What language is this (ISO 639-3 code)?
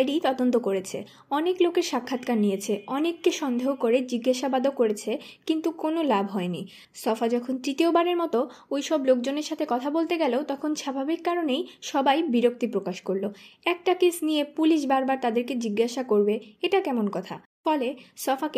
ben